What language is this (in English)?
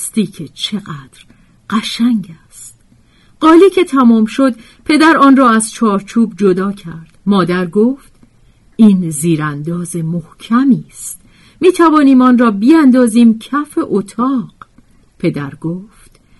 Persian